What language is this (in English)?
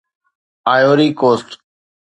Sindhi